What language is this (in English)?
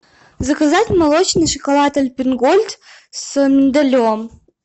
Russian